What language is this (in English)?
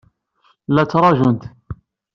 Kabyle